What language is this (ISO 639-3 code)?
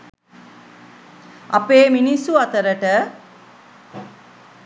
sin